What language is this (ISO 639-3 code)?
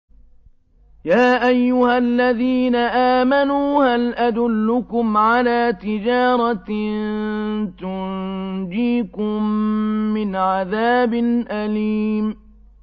ara